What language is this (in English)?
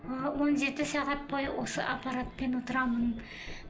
Kazakh